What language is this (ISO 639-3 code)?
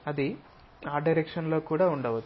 tel